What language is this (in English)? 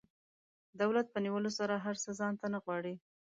Pashto